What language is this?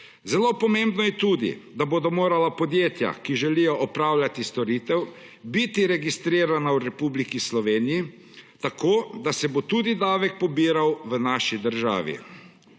Slovenian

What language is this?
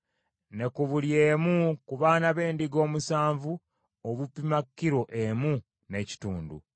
Ganda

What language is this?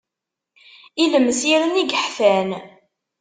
Kabyle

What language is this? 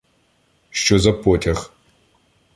Ukrainian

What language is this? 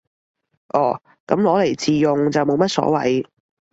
Cantonese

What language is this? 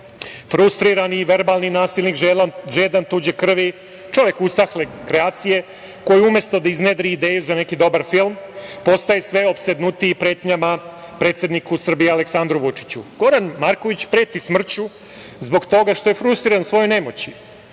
Serbian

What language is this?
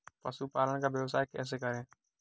Hindi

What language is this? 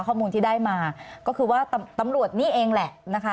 Thai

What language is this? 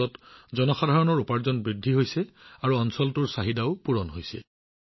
Assamese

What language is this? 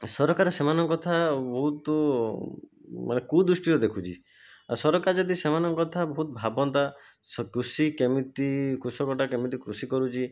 Odia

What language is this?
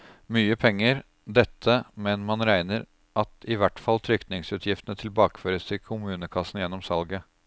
Norwegian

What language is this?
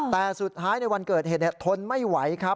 Thai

